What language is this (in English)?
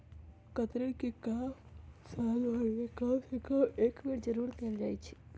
Magahi